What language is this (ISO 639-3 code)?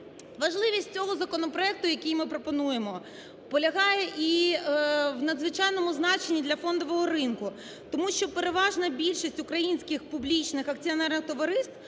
ukr